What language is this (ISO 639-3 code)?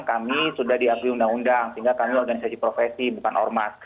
ind